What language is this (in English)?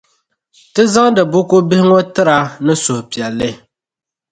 Dagbani